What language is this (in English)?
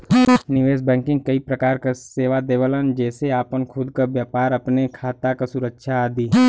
Bhojpuri